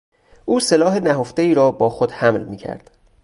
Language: Persian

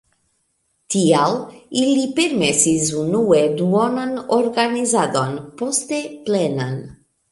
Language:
Esperanto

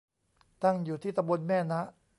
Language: Thai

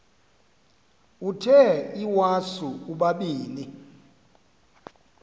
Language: Xhosa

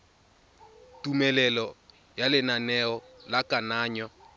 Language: Tswana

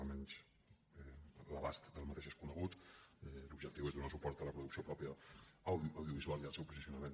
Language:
Catalan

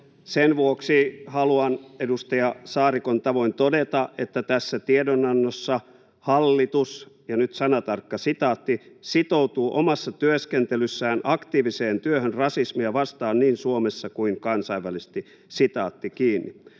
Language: Finnish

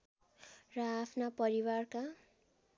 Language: Nepali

